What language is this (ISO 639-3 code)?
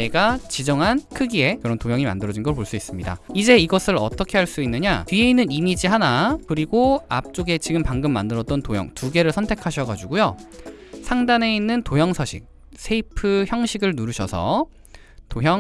kor